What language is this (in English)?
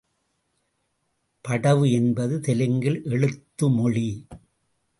Tamil